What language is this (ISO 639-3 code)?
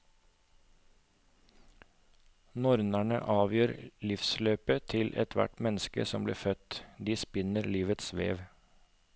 nor